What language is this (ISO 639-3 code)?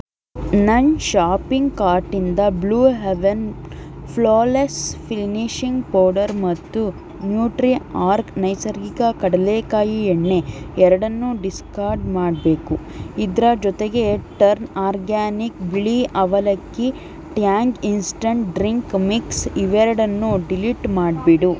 kan